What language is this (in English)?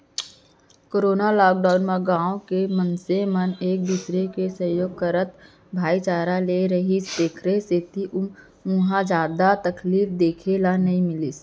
Chhattisgarhi